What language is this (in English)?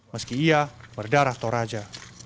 Indonesian